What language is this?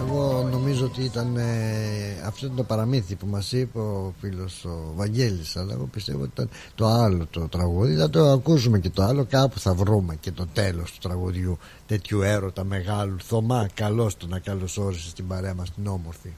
Greek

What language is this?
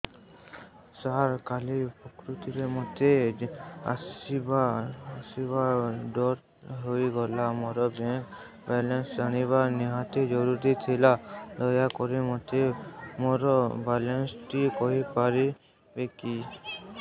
Odia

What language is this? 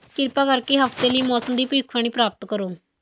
Punjabi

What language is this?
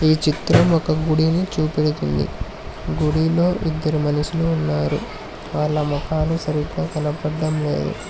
Telugu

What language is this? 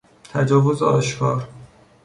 Persian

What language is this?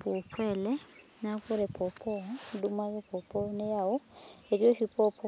Masai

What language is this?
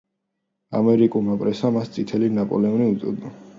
Georgian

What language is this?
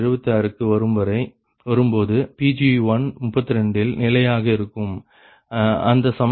Tamil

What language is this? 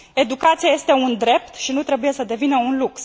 Romanian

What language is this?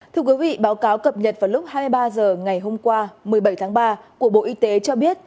Vietnamese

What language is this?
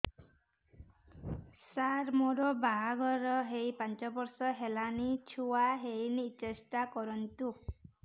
Odia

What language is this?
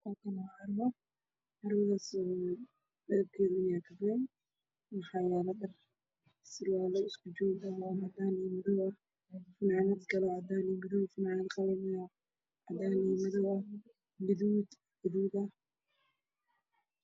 Somali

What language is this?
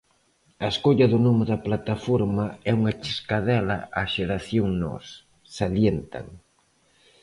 Galician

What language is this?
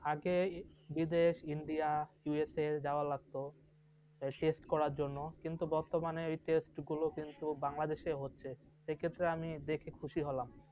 Bangla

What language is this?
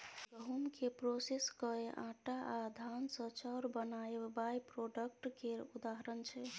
Maithili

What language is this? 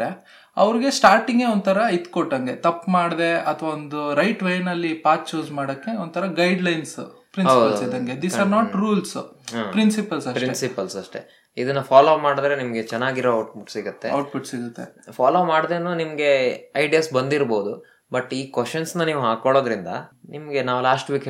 Kannada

